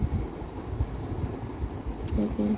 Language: Assamese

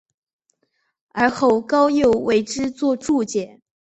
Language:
Chinese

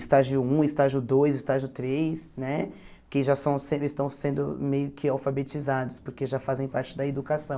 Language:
Portuguese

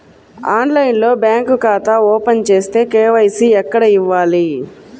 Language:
Telugu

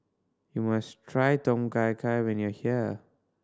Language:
English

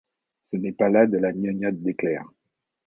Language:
French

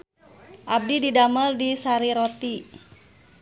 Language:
Sundanese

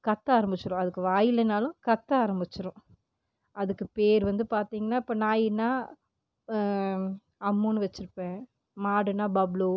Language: Tamil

